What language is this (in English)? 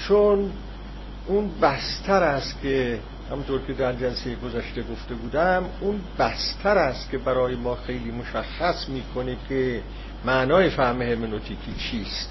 Persian